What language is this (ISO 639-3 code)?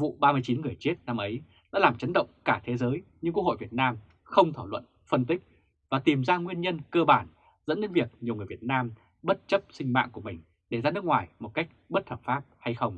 vie